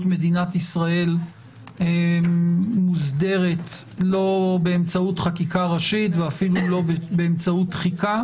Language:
Hebrew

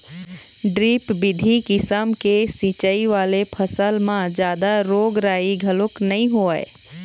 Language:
Chhattisgarhi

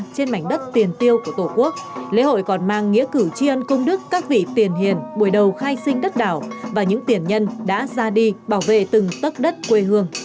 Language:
Vietnamese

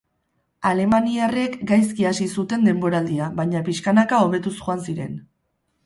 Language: Basque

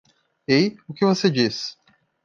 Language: Portuguese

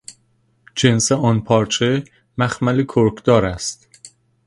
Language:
Persian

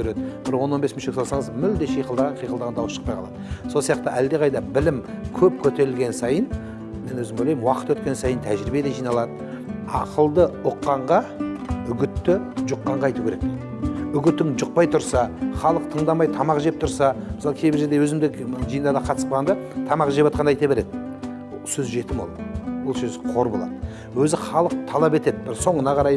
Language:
Turkish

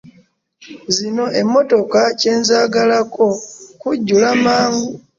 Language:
Ganda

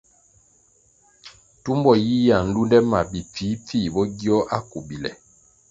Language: Kwasio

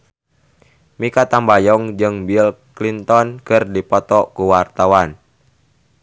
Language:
Sundanese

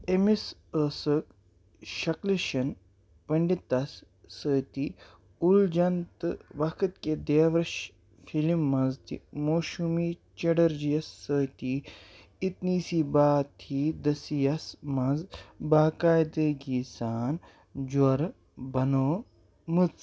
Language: Kashmiri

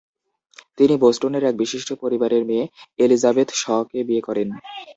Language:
Bangla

